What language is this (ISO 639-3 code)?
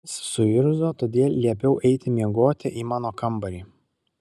lit